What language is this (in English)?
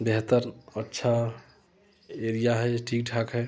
Hindi